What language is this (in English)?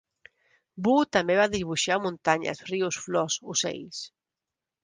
Catalan